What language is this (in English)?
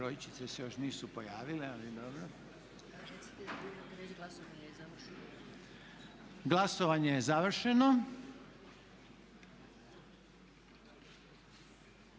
Croatian